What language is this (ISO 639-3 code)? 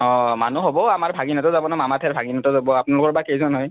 asm